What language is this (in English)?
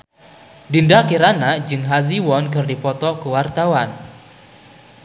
Sundanese